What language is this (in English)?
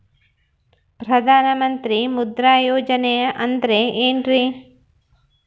Kannada